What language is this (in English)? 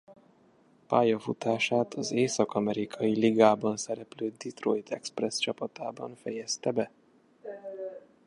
Hungarian